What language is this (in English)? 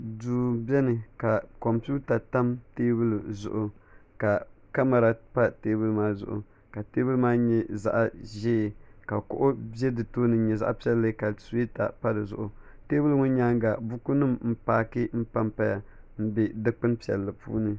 Dagbani